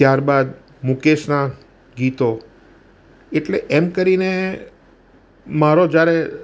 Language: Gujarati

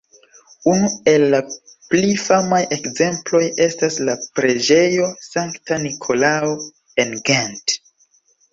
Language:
Esperanto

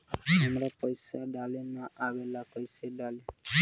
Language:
Bhojpuri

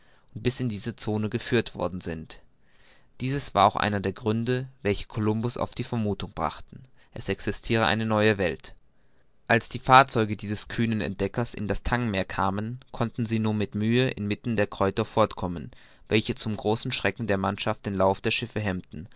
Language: German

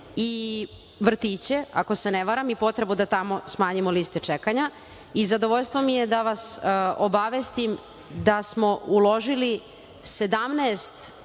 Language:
Serbian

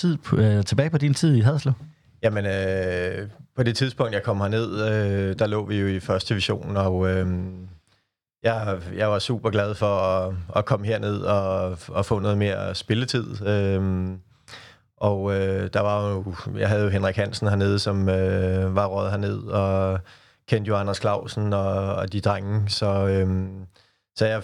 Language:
Danish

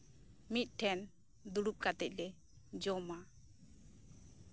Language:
Santali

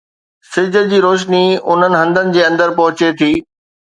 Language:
Sindhi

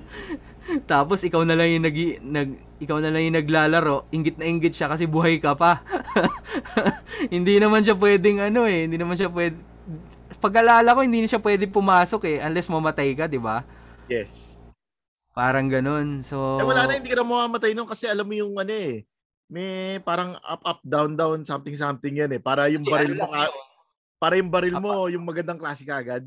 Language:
Filipino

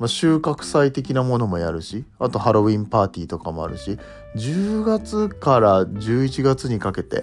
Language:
Japanese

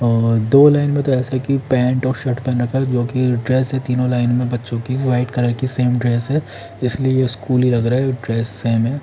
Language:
Hindi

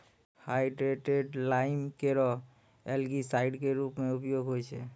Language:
Maithili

